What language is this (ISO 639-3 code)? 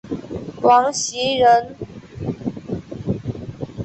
zho